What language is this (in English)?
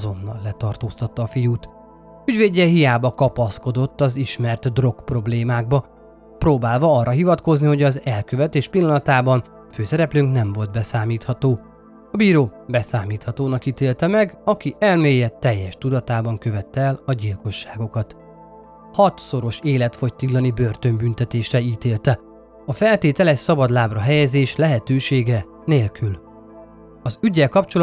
Hungarian